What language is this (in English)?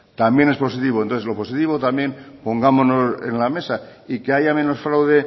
Spanish